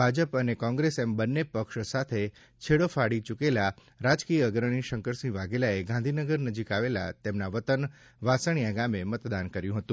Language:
Gujarati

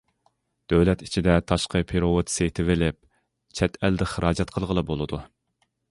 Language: Uyghur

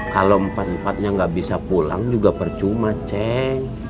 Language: Indonesian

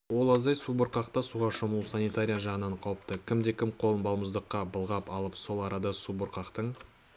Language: Kazakh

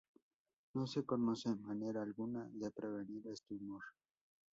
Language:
Spanish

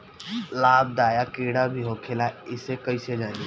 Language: Bhojpuri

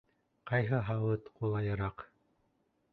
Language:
Bashkir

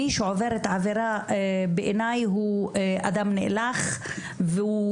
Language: Hebrew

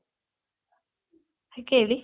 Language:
Kannada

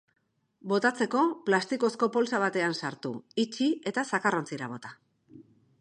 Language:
Basque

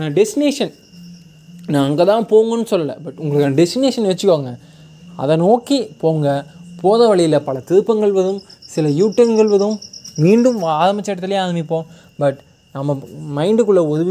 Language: Tamil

